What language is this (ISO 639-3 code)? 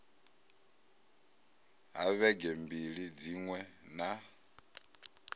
ven